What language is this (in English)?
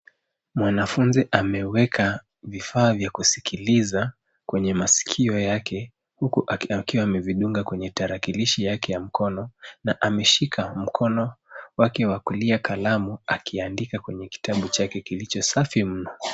Swahili